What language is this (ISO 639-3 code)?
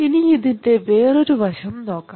mal